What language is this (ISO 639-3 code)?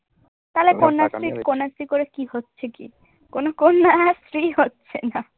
ben